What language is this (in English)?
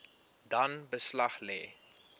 Afrikaans